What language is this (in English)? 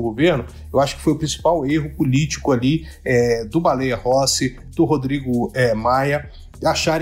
Portuguese